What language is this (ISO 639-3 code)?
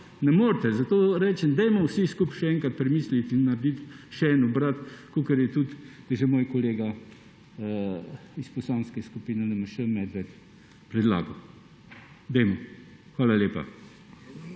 slv